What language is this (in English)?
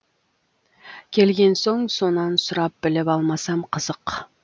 Kazakh